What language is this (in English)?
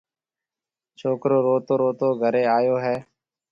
Marwari (Pakistan)